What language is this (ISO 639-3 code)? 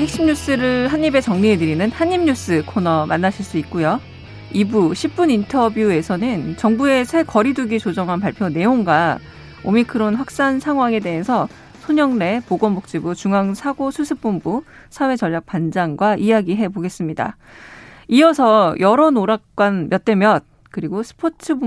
kor